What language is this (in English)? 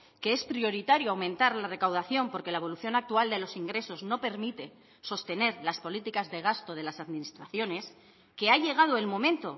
Spanish